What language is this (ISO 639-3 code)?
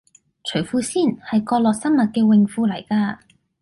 yue